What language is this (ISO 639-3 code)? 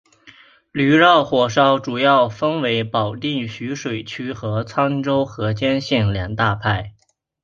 zho